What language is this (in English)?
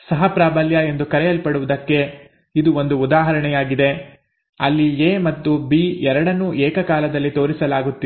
Kannada